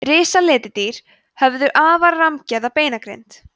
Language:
Icelandic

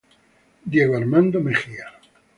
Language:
Italian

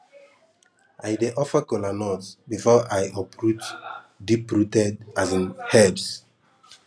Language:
Nigerian Pidgin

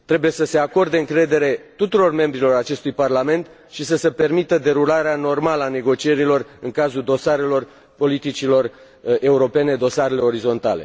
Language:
Romanian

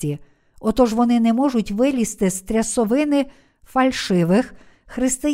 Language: Ukrainian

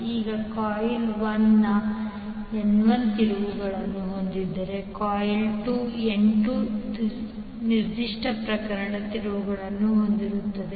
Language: Kannada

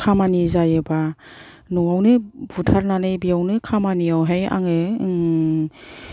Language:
Bodo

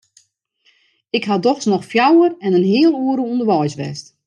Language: Western Frisian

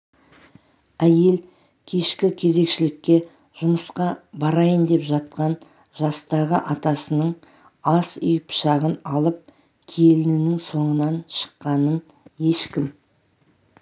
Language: Kazakh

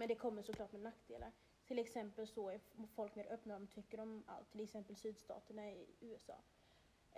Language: Swedish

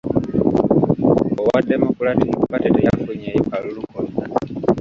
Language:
Ganda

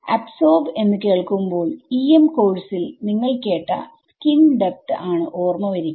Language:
Malayalam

